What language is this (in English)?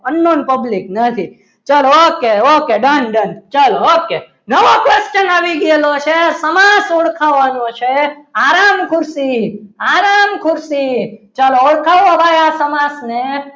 Gujarati